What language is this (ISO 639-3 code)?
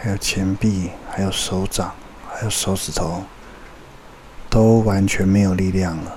zho